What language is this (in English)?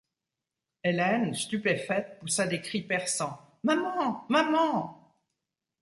French